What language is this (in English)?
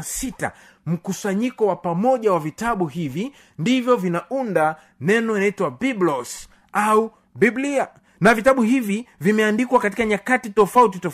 Swahili